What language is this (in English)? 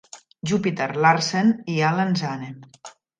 Catalan